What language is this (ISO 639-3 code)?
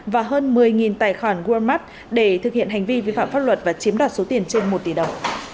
vie